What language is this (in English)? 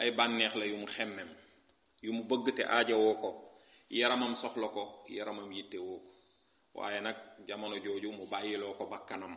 Arabic